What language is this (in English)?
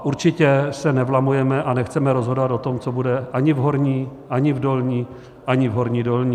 Czech